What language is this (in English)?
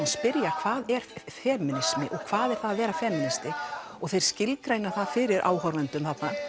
Icelandic